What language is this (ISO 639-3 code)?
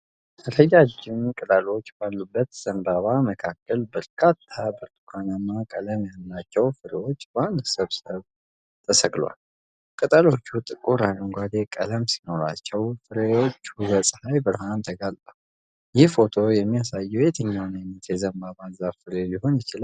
amh